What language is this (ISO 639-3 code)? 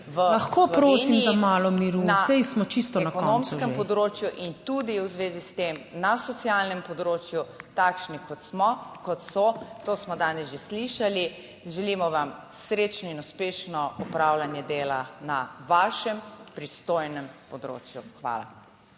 slv